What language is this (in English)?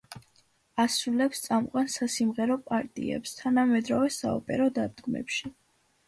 Georgian